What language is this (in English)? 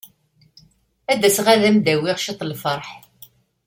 Kabyle